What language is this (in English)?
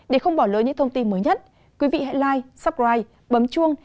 Vietnamese